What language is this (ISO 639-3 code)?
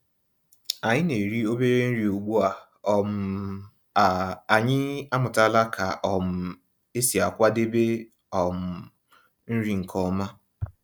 ibo